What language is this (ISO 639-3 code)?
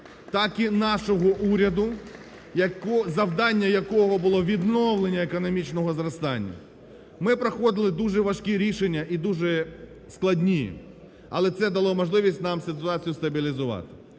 ukr